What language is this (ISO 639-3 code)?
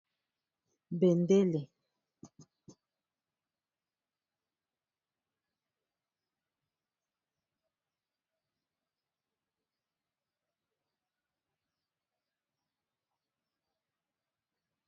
lin